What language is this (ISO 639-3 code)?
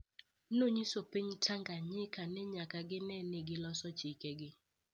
luo